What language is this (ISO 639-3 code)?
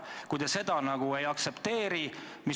est